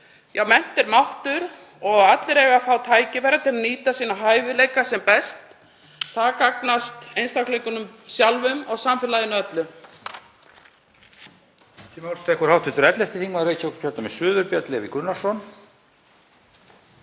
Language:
Icelandic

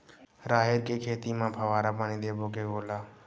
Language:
Chhattisgarhi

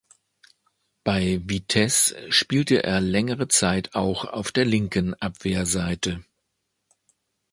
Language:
German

